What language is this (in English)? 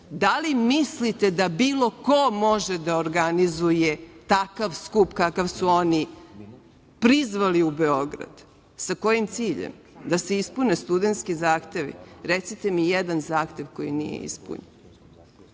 Serbian